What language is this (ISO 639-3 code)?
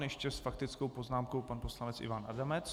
ces